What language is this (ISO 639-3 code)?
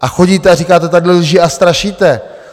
ces